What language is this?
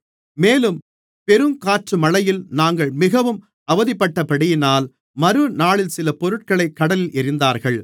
Tamil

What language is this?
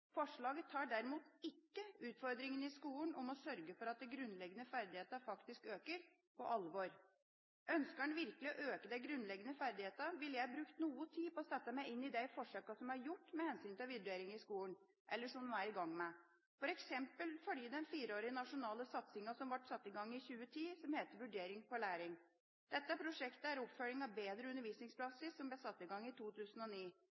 Norwegian Bokmål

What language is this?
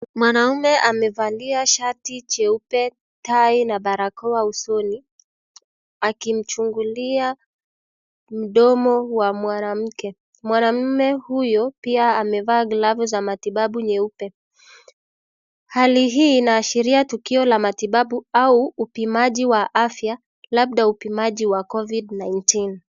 Swahili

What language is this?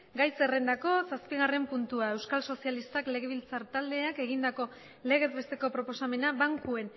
Basque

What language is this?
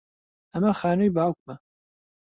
Central Kurdish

